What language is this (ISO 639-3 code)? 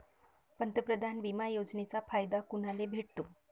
mar